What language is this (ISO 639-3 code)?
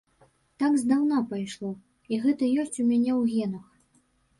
bel